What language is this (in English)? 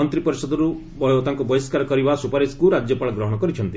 Odia